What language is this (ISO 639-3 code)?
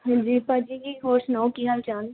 pan